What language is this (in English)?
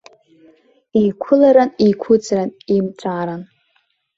Abkhazian